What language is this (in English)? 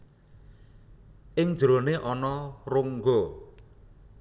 Javanese